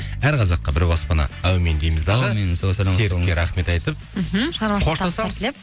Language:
Kazakh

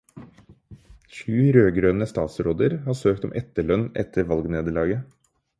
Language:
Norwegian Bokmål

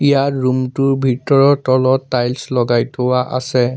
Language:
Assamese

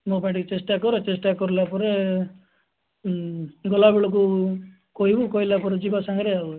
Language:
Odia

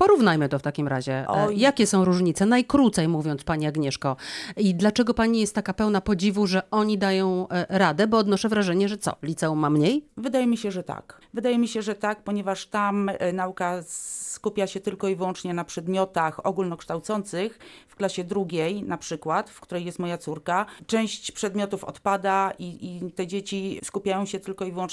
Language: Polish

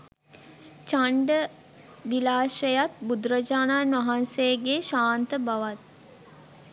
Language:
Sinhala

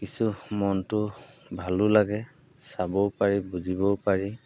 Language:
Assamese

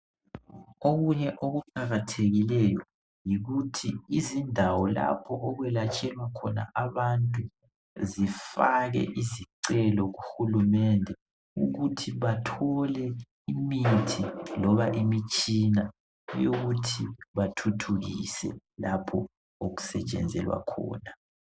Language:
North Ndebele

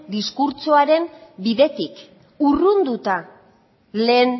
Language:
Basque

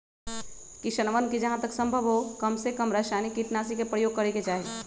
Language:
Magahi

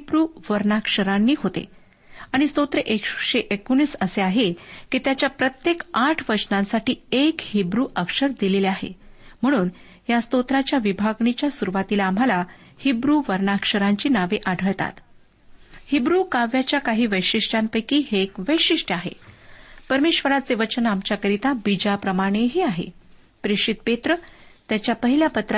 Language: Marathi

